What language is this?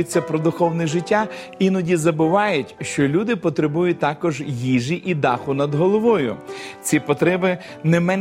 Ukrainian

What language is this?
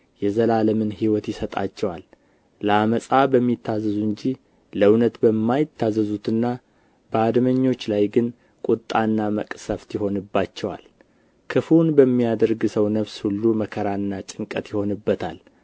Amharic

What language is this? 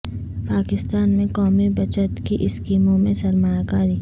Urdu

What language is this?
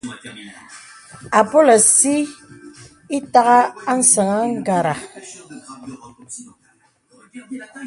Bebele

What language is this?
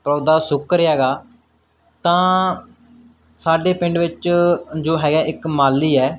Punjabi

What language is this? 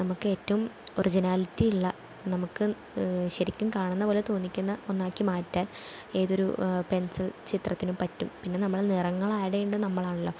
Malayalam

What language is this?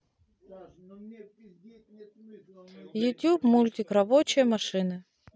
Russian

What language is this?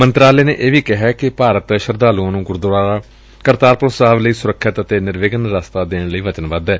Punjabi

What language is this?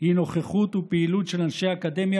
Hebrew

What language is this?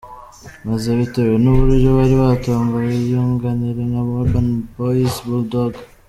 Kinyarwanda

